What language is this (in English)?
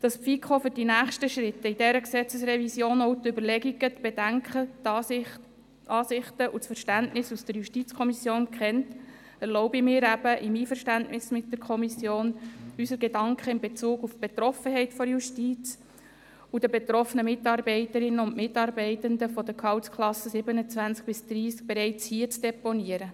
Swiss German